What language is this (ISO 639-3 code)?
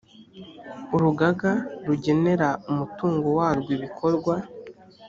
kin